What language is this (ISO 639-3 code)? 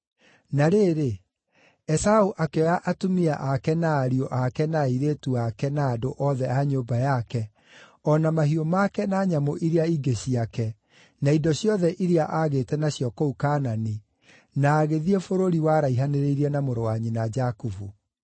kik